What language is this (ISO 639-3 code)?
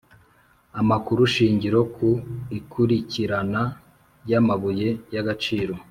kin